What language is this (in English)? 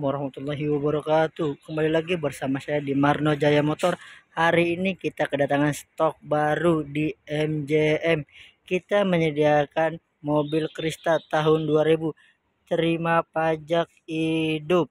Indonesian